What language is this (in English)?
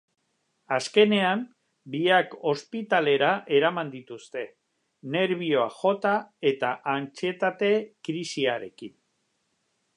Basque